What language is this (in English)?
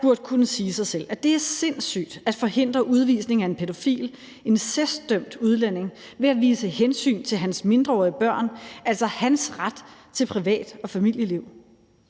Danish